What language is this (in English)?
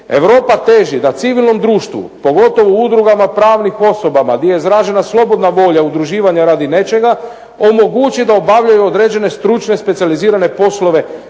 Croatian